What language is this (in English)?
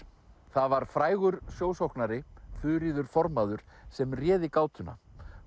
Icelandic